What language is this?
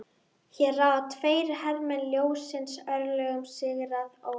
Icelandic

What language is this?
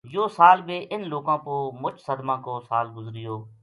Gujari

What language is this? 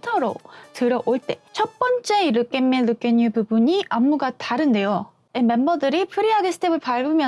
Korean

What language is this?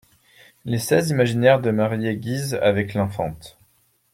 French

